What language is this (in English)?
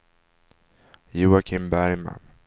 Swedish